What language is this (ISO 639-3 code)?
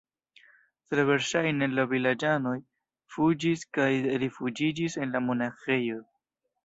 epo